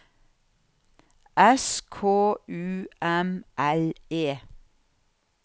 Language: Norwegian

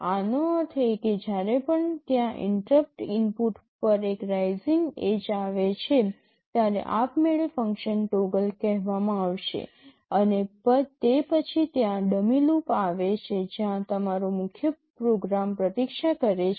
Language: Gujarati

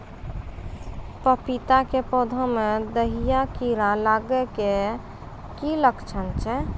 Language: Maithili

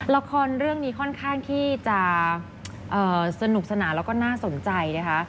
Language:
Thai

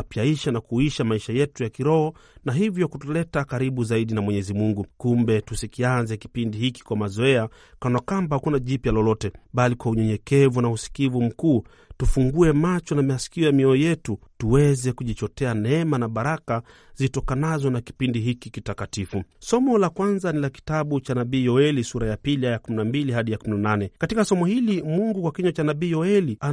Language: Swahili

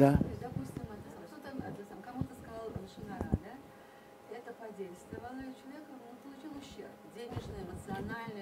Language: Russian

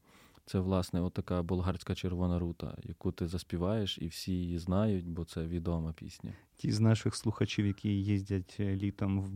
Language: Ukrainian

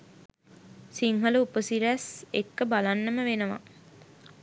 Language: Sinhala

